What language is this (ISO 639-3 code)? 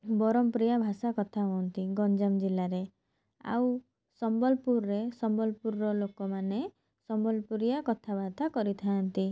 ori